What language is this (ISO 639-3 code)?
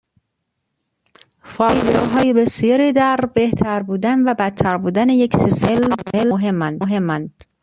fas